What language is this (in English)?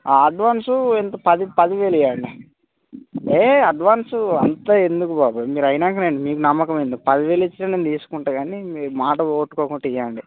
Telugu